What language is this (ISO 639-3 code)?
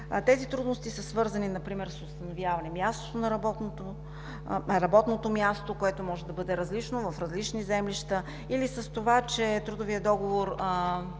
bul